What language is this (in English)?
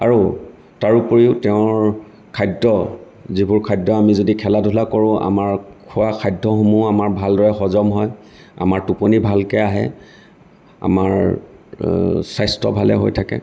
Assamese